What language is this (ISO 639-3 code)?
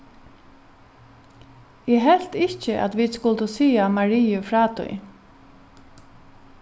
fao